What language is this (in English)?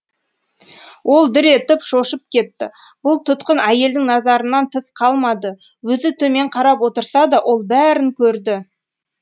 Kazakh